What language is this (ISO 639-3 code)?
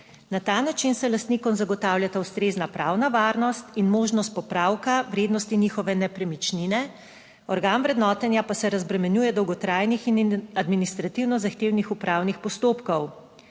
slv